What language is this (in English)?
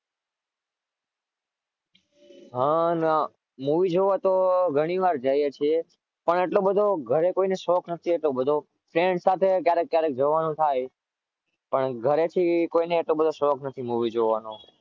Gujarati